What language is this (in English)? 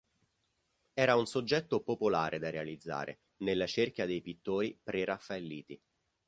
Italian